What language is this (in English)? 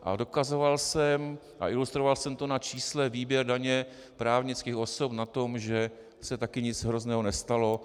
Czech